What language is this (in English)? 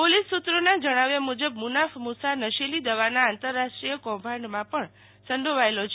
Gujarati